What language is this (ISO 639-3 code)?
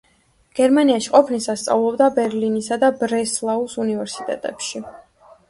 kat